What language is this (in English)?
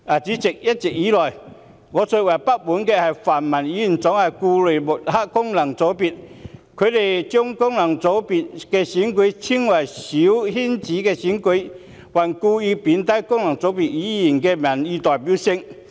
Cantonese